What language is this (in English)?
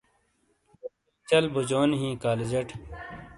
Shina